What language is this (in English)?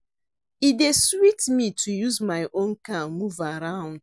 Nigerian Pidgin